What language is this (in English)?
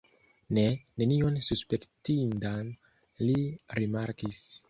Esperanto